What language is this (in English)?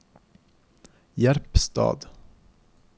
Norwegian